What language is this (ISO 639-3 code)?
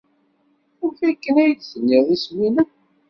kab